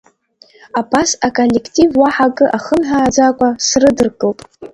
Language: Abkhazian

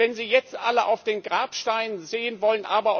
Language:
German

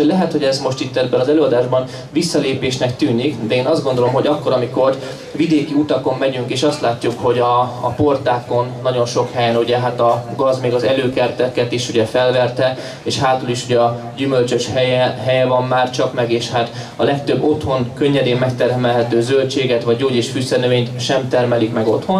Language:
Hungarian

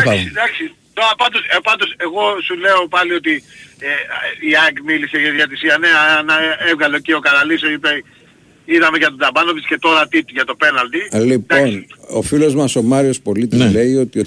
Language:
Greek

